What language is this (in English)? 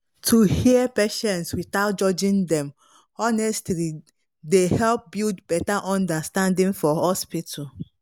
Nigerian Pidgin